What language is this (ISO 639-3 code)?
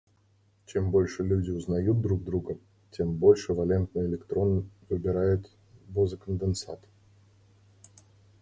rus